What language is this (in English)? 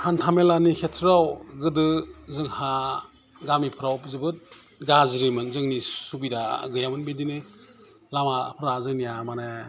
Bodo